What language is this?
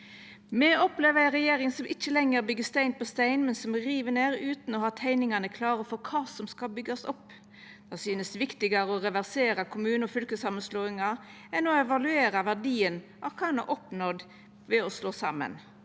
Norwegian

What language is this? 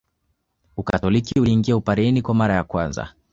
Swahili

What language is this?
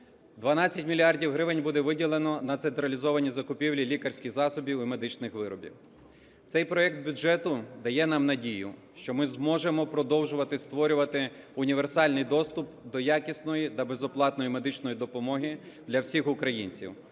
Ukrainian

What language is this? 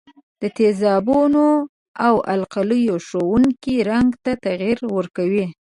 Pashto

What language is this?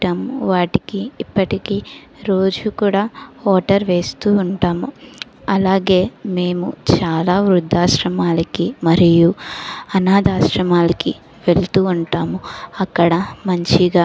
Telugu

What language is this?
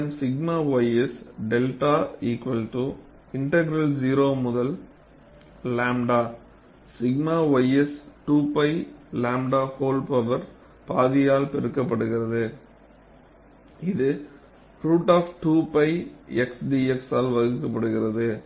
Tamil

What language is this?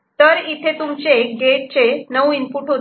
Marathi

